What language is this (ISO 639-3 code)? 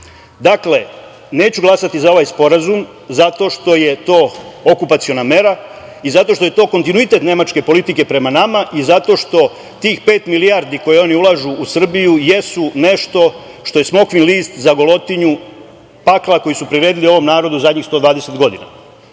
srp